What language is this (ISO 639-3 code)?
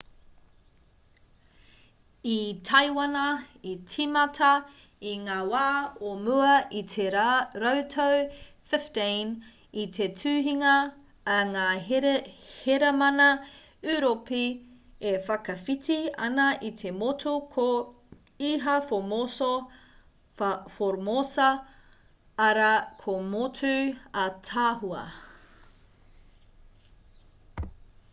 mri